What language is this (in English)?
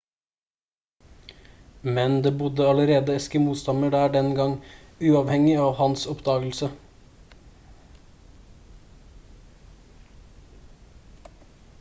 Norwegian Bokmål